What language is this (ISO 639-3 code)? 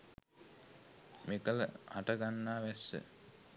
sin